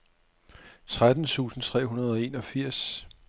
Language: Danish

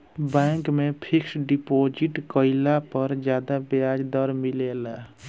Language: Bhojpuri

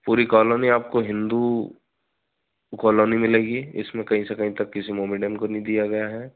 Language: Hindi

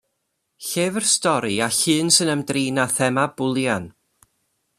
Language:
Welsh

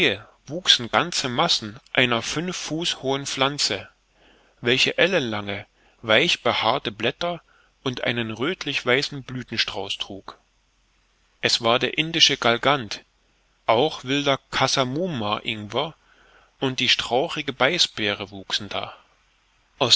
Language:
German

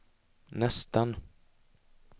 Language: Swedish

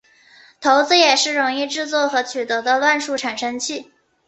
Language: Chinese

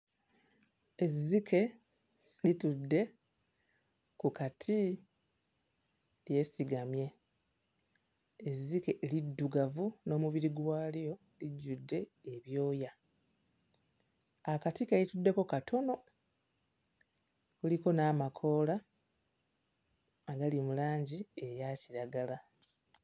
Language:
Ganda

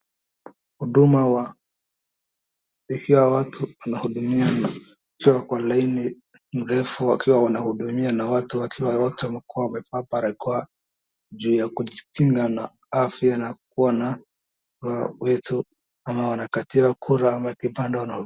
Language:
Swahili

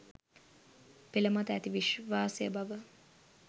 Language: Sinhala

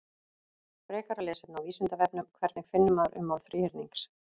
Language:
Icelandic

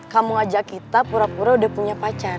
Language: Indonesian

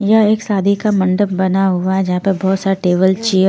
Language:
Hindi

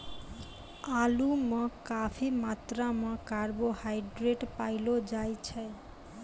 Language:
Maithili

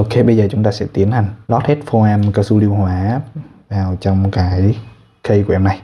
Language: Vietnamese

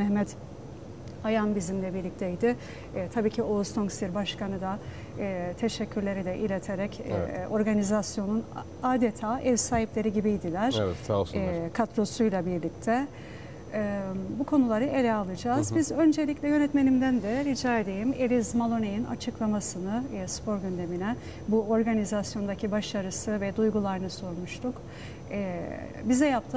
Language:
Turkish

